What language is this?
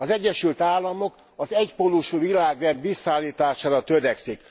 Hungarian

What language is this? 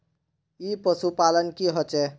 Magahi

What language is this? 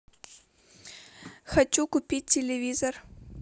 Russian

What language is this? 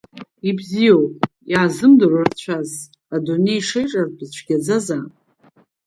Abkhazian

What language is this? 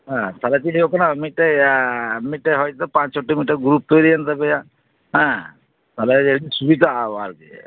Santali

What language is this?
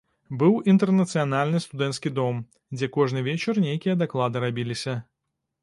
Belarusian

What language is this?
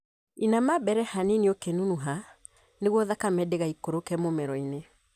Kikuyu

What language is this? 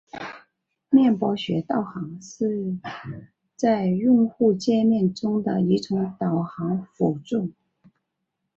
Chinese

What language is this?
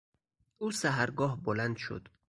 Persian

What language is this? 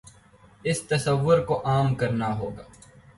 Urdu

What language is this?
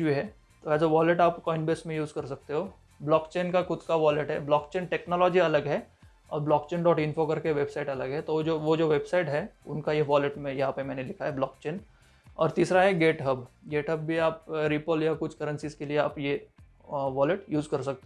Hindi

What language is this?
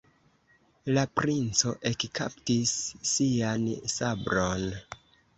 Esperanto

